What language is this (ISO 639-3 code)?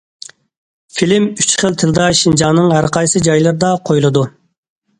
uig